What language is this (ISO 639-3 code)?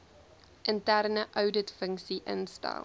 afr